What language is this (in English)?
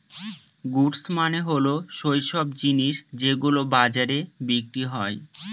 Bangla